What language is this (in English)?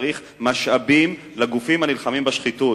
Hebrew